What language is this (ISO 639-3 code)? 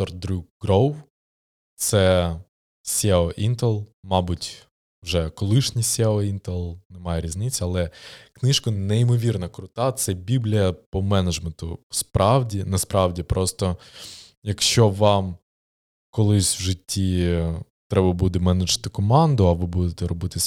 ukr